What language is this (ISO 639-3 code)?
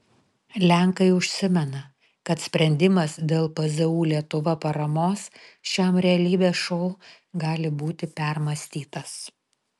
lit